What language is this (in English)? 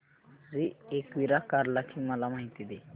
Marathi